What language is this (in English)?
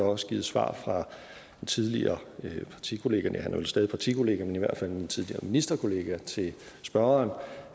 Danish